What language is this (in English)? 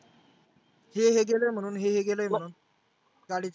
Marathi